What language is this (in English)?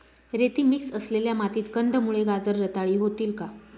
Marathi